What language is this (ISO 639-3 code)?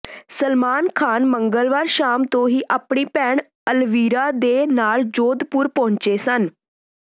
pan